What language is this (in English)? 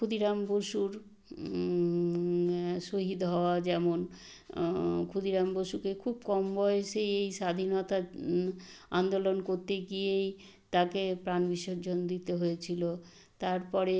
Bangla